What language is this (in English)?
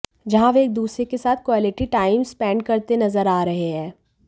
Hindi